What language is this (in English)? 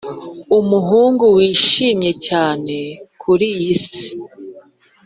Kinyarwanda